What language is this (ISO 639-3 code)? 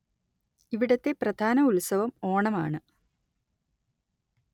mal